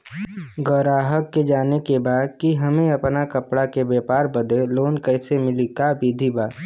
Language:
Bhojpuri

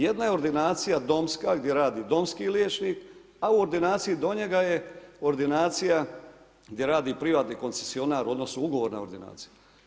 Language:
Croatian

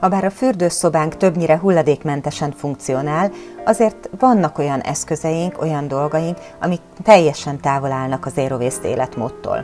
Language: Hungarian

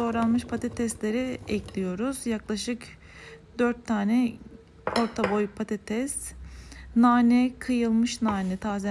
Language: Turkish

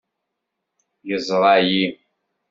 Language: Kabyle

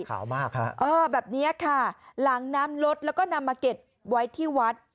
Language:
Thai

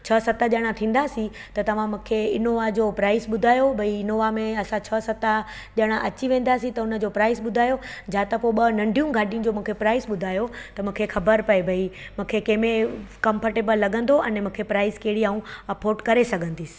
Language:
Sindhi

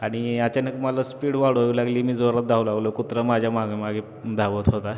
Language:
Marathi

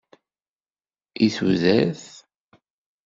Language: Kabyle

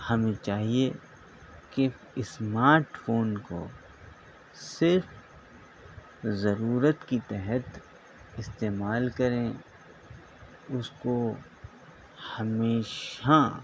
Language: Urdu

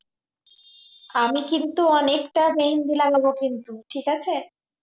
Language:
Bangla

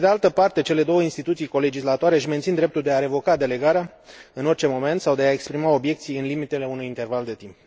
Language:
Romanian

